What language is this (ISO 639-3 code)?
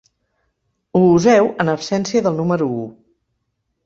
cat